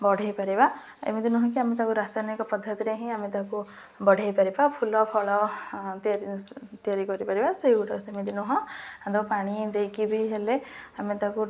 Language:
Odia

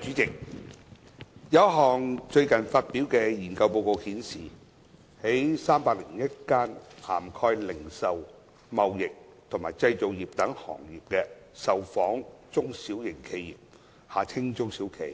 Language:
Cantonese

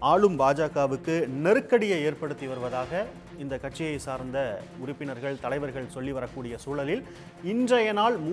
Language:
Turkish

